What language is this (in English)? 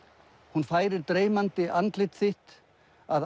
Icelandic